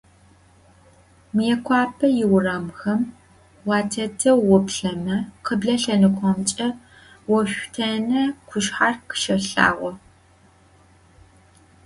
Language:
Adyghe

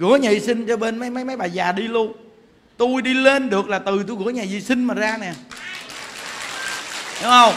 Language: Vietnamese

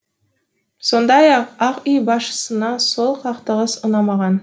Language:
Kazakh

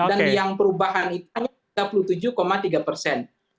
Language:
Indonesian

